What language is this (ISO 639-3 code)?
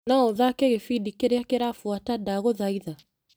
kik